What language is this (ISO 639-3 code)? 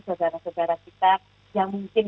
ind